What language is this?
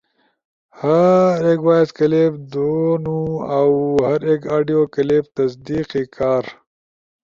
Ushojo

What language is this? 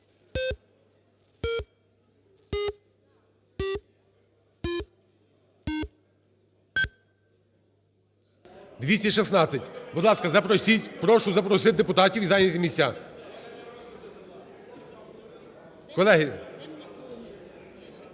Ukrainian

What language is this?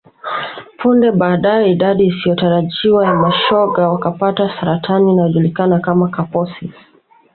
Swahili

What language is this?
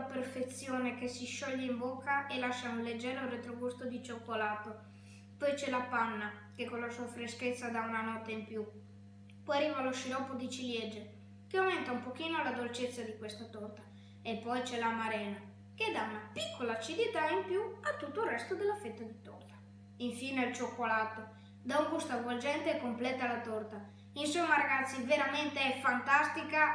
Italian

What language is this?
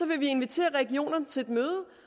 Danish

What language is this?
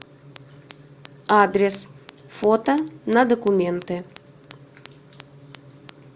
Russian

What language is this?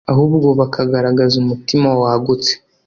Kinyarwanda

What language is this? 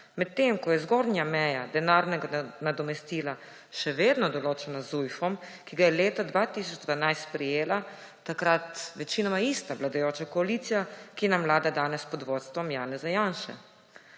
Slovenian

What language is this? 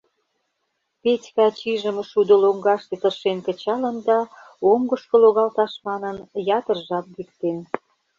Mari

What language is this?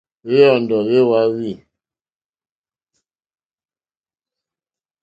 Mokpwe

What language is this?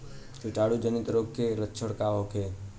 Bhojpuri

